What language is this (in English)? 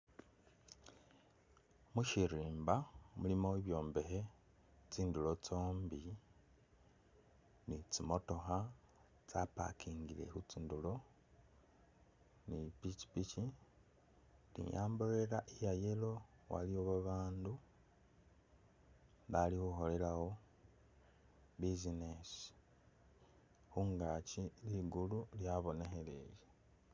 Masaaba